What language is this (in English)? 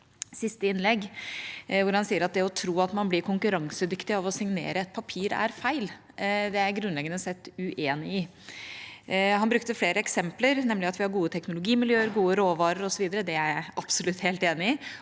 Norwegian